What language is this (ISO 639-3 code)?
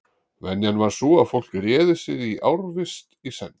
isl